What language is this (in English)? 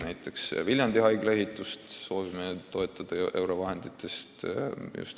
Estonian